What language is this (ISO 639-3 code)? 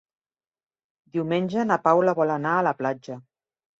cat